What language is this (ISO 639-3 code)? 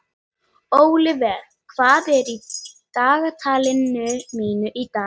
isl